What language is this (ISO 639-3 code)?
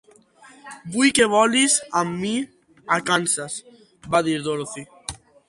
cat